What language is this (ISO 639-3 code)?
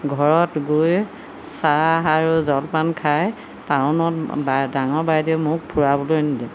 asm